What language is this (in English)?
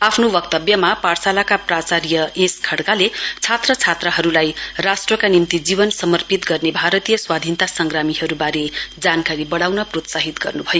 Nepali